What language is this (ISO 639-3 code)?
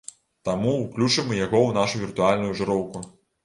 bel